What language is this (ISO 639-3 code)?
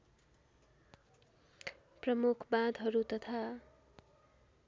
nep